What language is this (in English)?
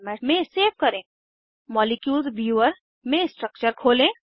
Hindi